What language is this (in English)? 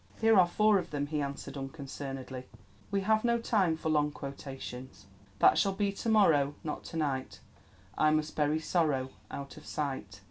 English